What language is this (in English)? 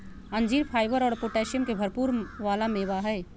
Magahi